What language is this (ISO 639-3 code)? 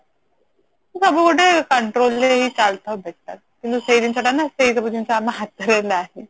ori